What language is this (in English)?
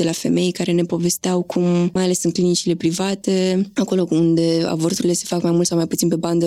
Romanian